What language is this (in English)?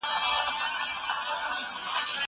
Pashto